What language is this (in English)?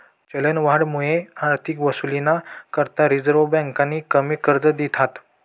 Marathi